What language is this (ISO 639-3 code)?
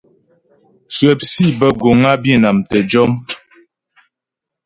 bbj